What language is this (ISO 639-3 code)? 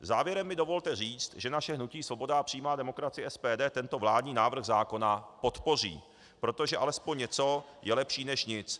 ces